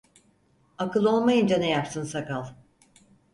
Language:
Turkish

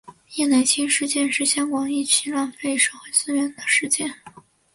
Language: Chinese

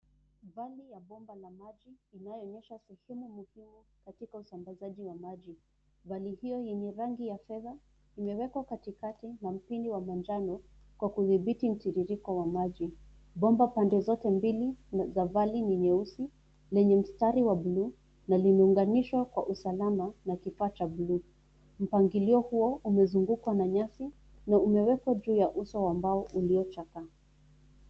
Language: Swahili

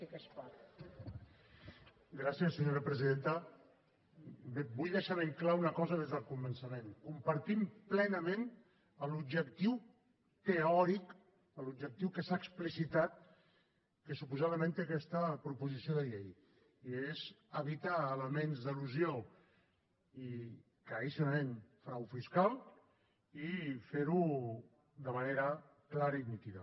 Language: Catalan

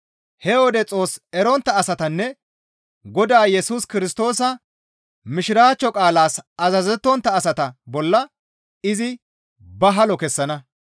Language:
Gamo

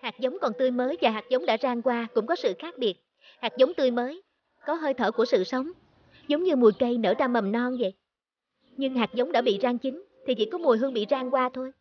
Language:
Vietnamese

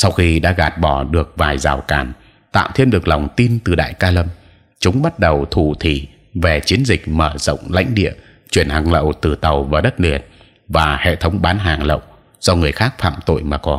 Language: Vietnamese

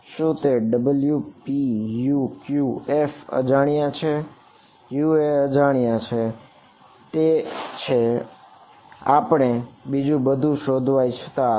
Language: Gujarati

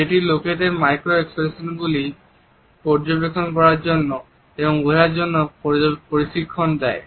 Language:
Bangla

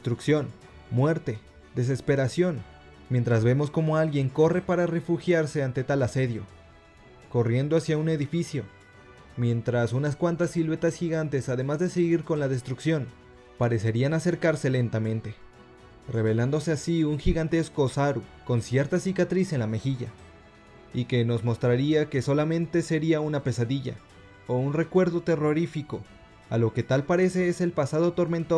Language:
Spanish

